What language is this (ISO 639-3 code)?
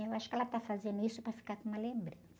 por